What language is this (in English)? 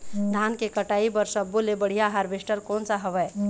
Chhattisgarhi